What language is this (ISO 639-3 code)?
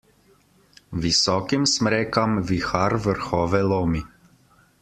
slv